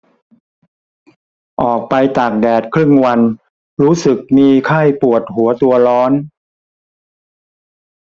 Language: Thai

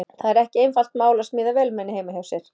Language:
Icelandic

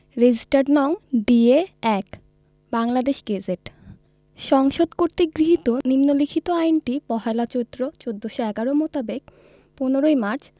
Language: Bangla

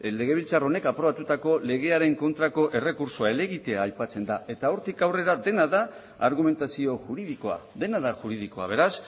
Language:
Basque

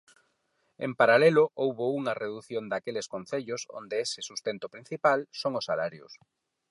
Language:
Galician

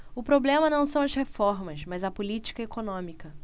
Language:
Portuguese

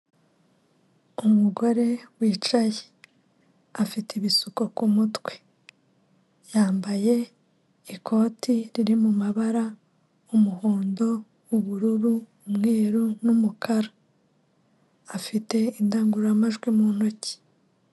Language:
Kinyarwanda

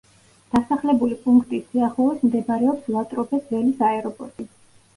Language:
Georgian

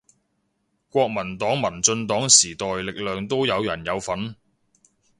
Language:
Cantonese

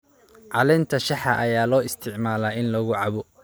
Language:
Somali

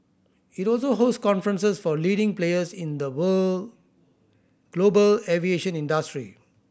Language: English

